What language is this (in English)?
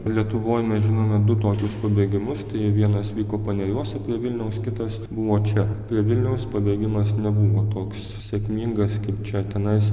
Lithuanian